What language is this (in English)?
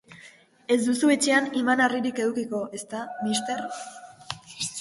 Basque